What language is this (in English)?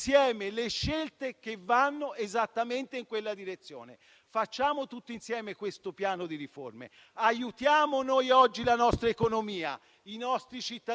Italian